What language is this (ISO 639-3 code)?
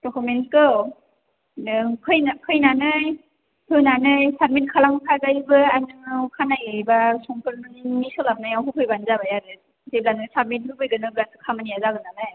brx